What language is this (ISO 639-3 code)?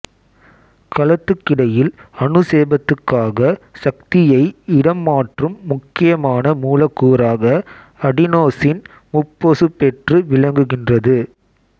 tam